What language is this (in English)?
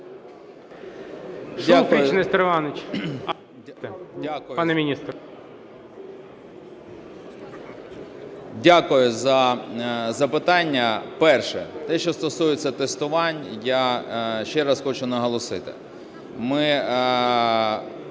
Ukrainian